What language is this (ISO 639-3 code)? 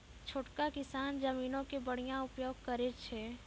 mai